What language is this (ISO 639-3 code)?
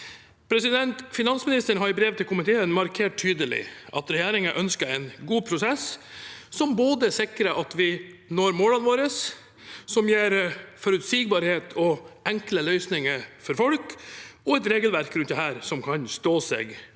nor